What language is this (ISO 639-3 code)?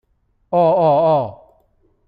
zho